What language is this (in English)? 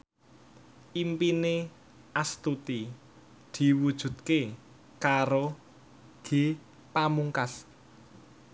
Javanese